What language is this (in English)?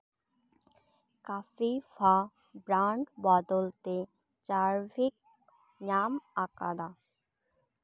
Santali